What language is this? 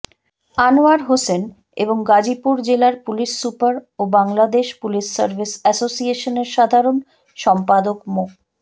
Bangla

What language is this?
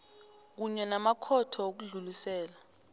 South Ndebele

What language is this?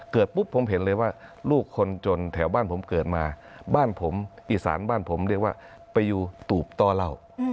Thai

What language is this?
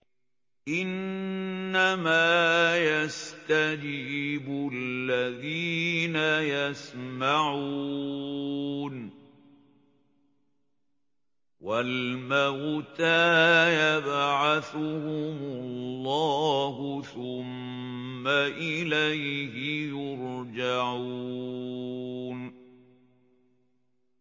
Arabic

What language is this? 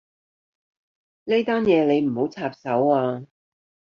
Cantonese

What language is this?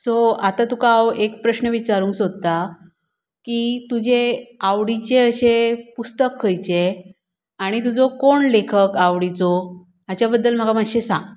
Konkani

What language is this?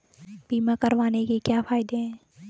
Hindi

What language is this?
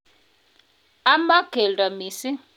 Kalenjin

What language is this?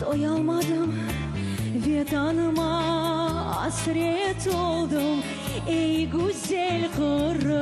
Russian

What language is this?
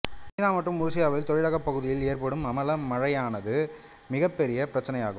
Tamil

